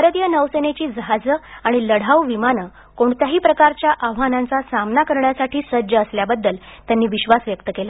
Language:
Marathi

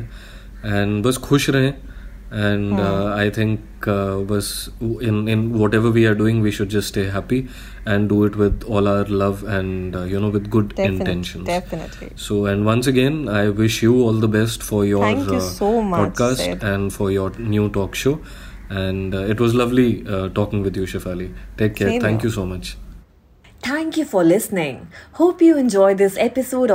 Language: Hindi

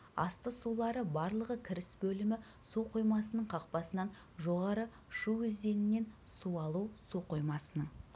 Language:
Kazakh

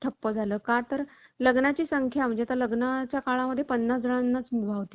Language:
Marathi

